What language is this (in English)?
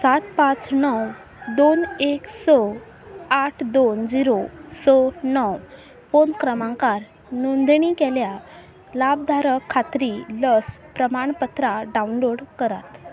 Konkani